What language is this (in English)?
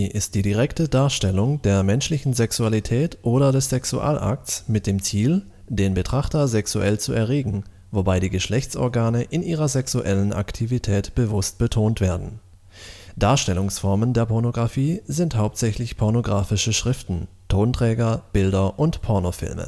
German